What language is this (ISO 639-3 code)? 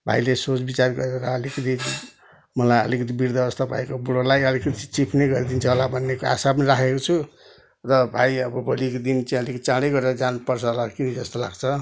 nep